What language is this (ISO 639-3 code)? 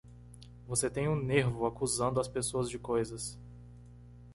por